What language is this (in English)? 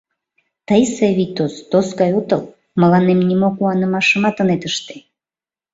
Mari